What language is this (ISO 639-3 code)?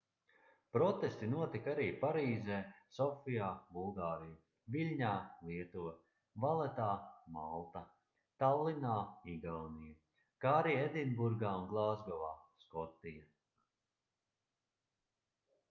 lav